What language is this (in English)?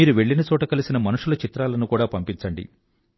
Telugu